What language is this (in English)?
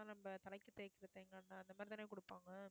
Tamil